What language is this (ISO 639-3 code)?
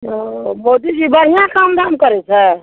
mai